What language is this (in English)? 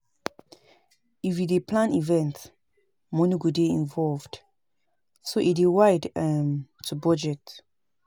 Nigerian Pidgin